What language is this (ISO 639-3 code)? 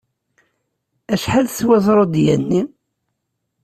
kab